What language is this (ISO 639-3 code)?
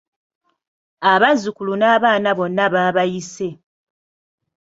lug